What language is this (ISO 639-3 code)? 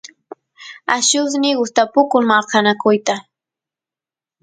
qus